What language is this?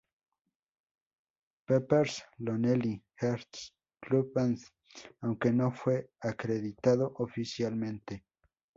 Spanish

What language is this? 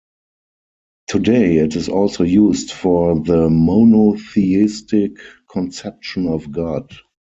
English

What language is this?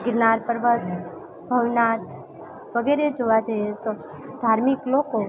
Gujarati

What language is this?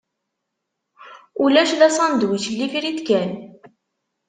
Kabyle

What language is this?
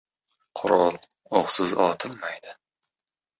Uzbek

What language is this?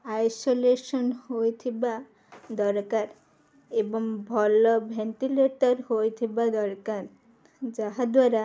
Odia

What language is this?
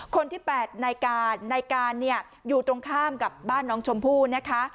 Thai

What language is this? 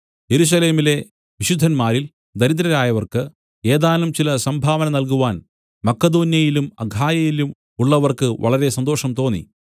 Malayalam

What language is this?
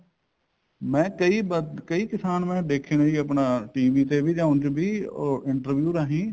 Punjabi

